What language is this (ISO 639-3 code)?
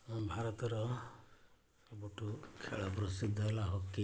ori